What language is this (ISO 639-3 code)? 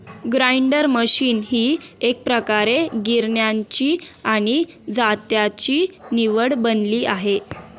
mar